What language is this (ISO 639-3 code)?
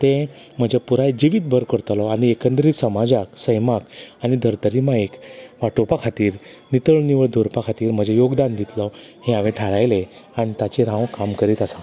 kok